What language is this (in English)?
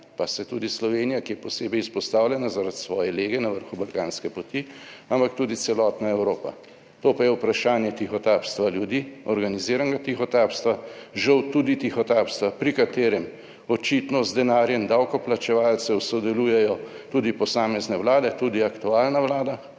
Slovenian